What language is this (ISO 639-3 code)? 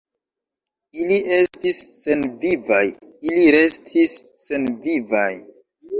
epo